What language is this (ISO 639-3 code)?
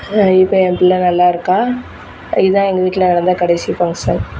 tam